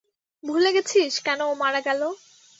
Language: Bangla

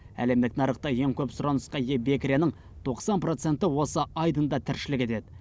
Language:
Kazakh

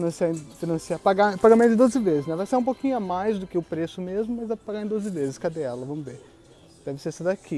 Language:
Portuguese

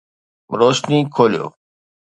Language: Sindhi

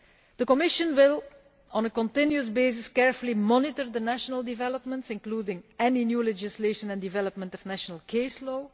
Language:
English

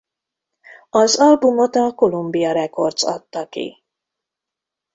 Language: Hungarian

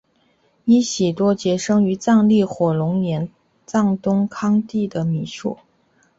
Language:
Chinese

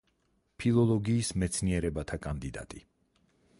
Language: Georgian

